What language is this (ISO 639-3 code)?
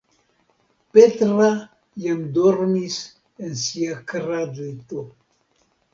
epo